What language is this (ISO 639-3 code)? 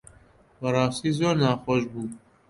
ckb